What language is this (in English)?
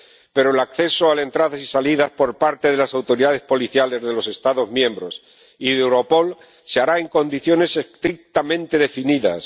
Spanish